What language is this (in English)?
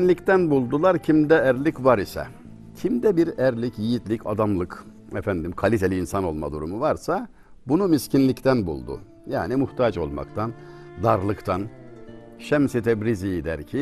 Turkish